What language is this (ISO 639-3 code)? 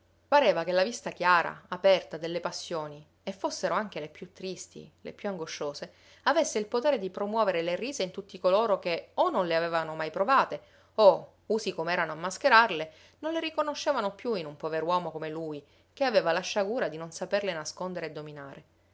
ita